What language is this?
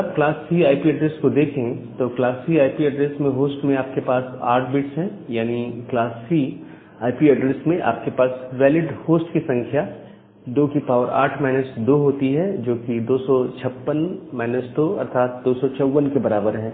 Hindi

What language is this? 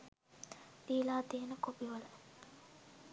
Sinhala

